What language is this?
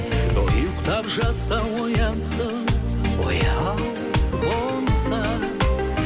Kazakh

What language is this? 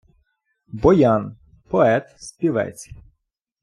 Ukrainian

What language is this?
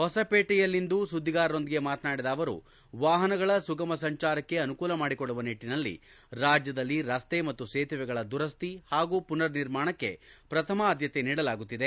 Kannada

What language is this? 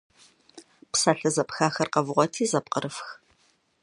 Kabardian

